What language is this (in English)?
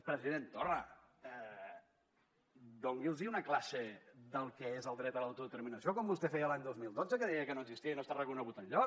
Catalan